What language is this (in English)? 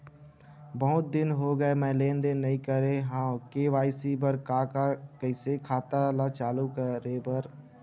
Chhattisgarhi